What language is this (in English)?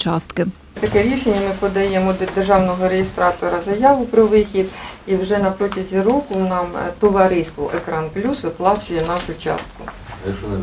Ukrainian